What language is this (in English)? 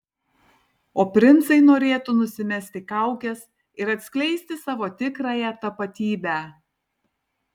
Lithuanian